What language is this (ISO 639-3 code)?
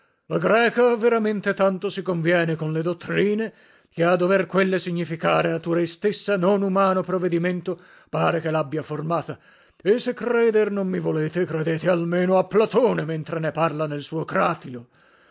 ita